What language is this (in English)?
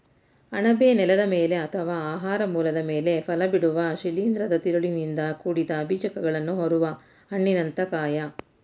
Kannada